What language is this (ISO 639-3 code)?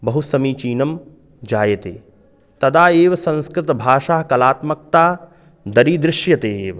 san